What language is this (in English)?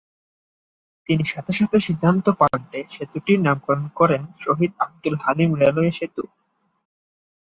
Bangla